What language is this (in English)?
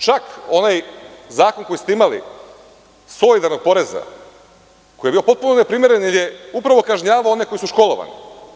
Serbian